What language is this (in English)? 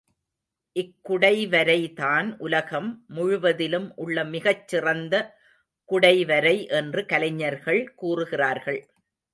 Tamil